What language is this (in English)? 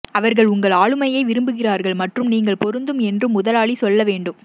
Tamil